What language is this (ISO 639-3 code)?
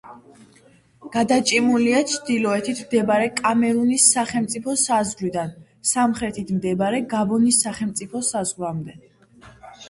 kat